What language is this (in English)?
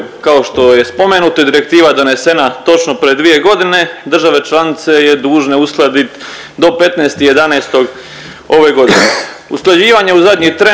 Croatian